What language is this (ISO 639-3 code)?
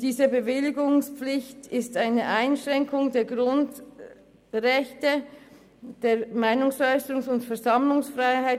gsw